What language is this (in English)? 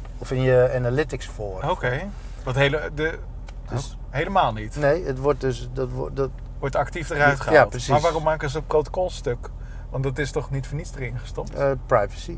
Dutch